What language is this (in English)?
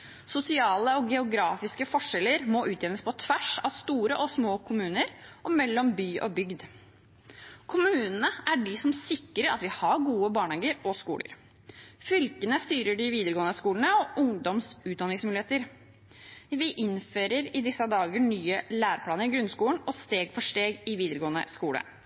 Norwegian Bokmål